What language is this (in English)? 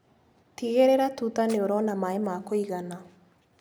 Kikuyu